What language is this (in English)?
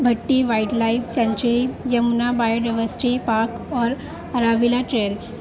Urdu